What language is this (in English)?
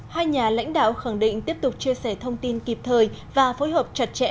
Vietnamese